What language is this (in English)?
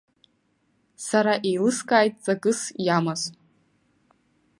Abkhazian